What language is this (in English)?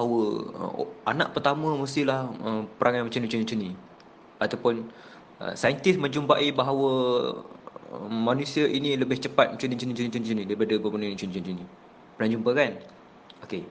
Malay